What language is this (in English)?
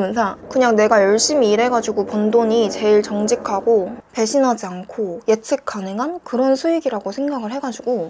Korean